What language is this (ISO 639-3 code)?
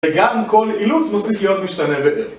heb